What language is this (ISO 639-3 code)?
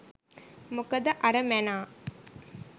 sin